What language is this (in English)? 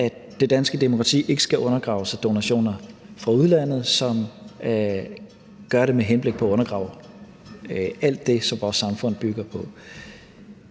Danish